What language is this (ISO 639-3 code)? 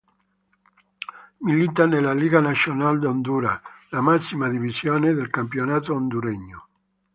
ita